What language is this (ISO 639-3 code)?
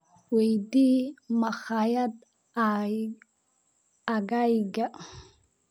som